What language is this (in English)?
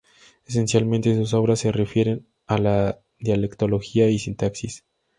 Spanish